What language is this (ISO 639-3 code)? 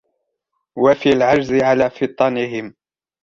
ara